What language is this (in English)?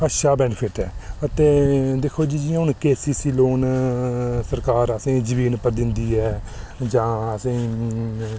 Dogri